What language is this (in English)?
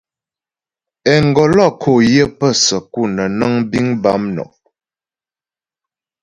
Ghomala